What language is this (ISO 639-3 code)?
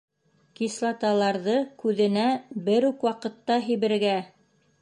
bak